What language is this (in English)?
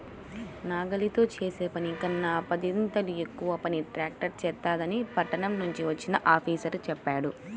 Telugu